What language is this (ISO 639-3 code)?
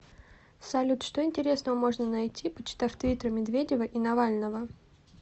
rus